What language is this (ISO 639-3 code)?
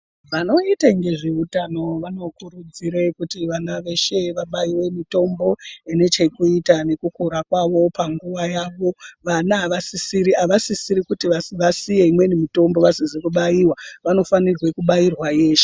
ndc